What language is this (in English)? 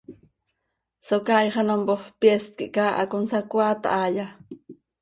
Seri